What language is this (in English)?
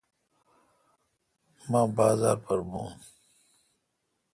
Kalkoti